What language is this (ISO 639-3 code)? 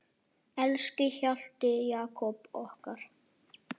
isl